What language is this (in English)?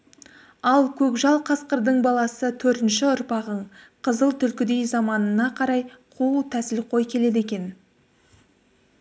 Kazakh